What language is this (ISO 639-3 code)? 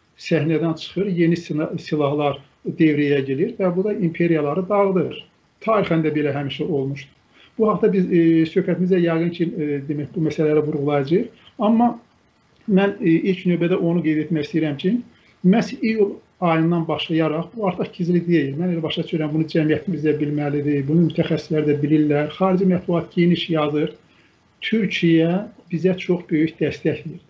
tur